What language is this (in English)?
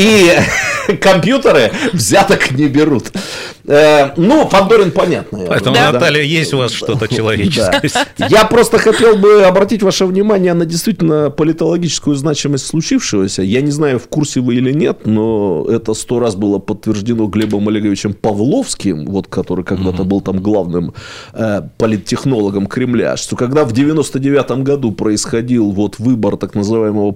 Russian